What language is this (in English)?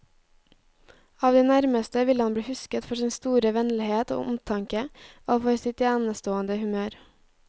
Norwegian